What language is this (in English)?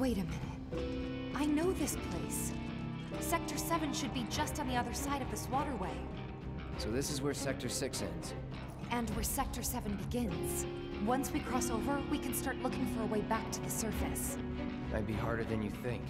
English